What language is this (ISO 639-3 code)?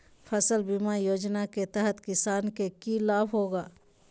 mag